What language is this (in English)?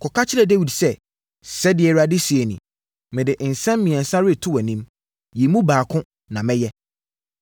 Akan